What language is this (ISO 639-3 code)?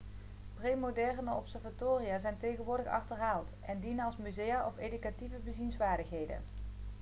nld